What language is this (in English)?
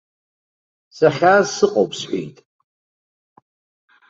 Abkhazian